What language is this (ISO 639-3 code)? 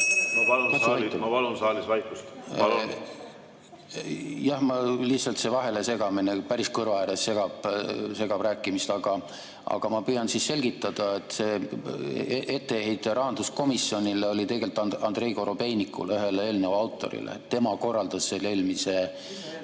est